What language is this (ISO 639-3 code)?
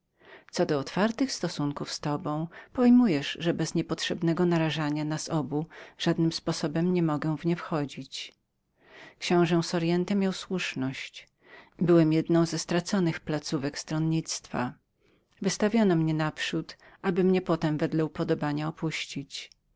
pol